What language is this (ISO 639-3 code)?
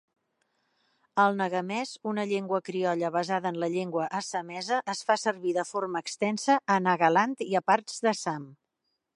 cat